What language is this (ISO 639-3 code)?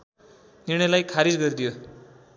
nep